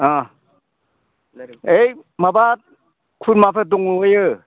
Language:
Bodo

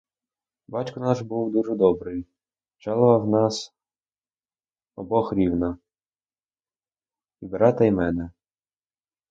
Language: Ukrainian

